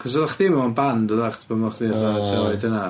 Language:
Welsh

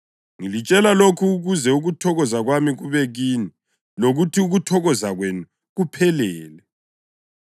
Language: North Ndebele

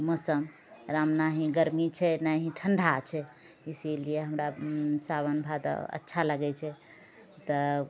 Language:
Maithili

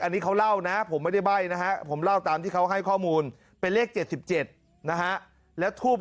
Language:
Thai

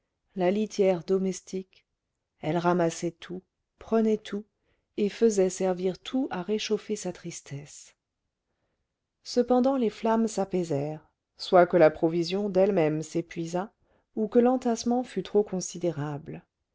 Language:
French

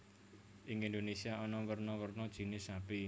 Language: Javanese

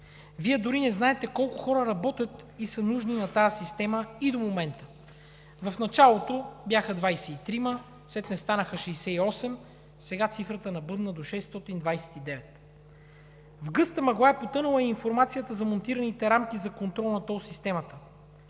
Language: Bulgarian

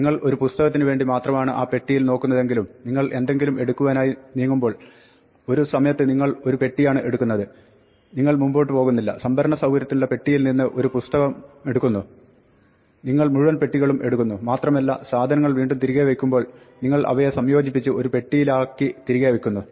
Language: Malayalam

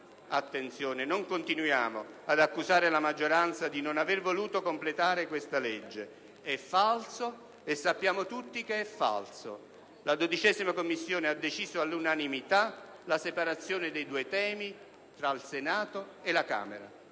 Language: Italian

